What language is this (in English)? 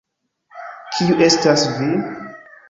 Esperanto